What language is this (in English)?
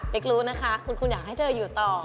Thai